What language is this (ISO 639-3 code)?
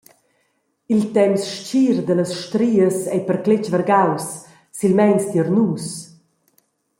roh